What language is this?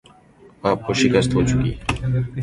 Urdu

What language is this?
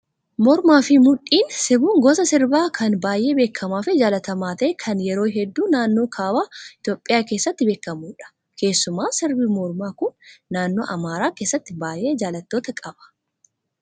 Oromo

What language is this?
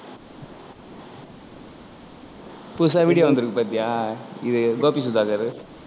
Tamil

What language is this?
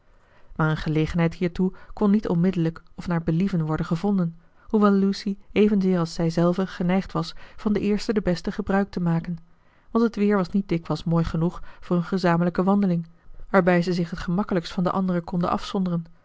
Dutch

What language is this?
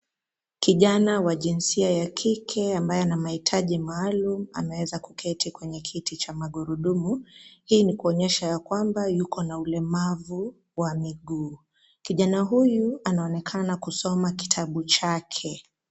Swahili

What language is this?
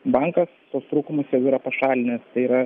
Lithuanian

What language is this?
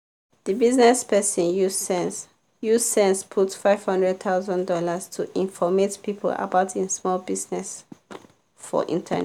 Nigerian Pidgin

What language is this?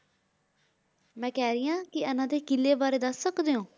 Punjabi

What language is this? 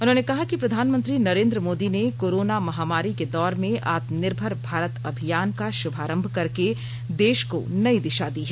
Hindi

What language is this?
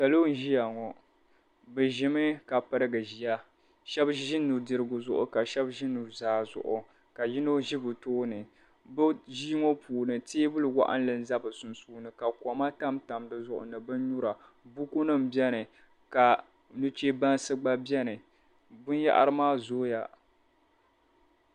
Dagbani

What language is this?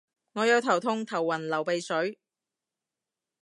Cantonese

